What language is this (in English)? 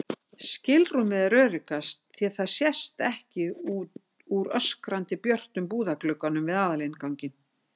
Icelandic